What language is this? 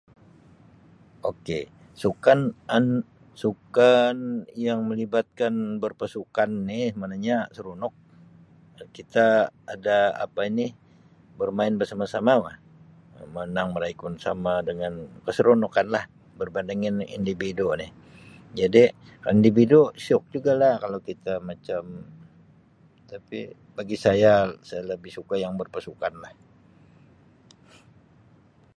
Sabah Malay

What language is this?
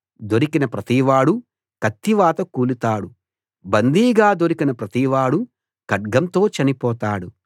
Telugu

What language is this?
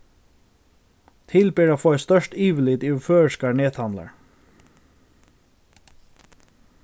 Faroese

